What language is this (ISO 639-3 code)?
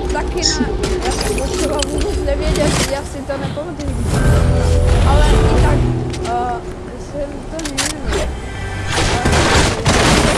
ces